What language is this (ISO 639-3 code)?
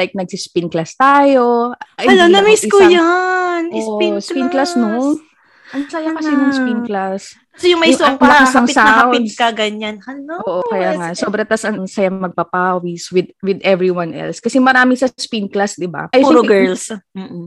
fil